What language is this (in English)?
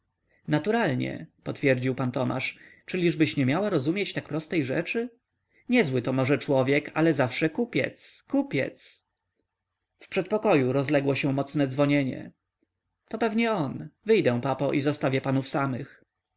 Polish